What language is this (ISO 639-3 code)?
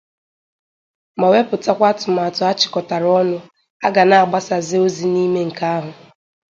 ibo